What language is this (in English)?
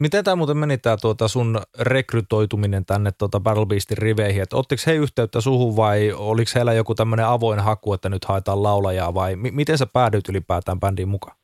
Finnish